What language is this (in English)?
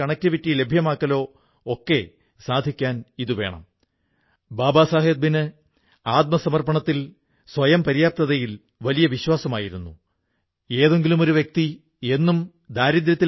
Malayalam